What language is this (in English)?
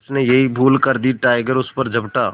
Hindi